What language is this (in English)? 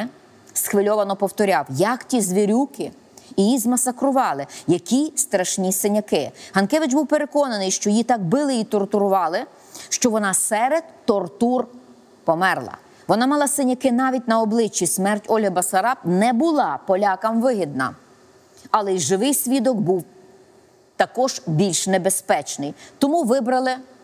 Ukrainian